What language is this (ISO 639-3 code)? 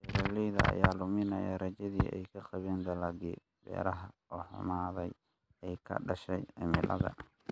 som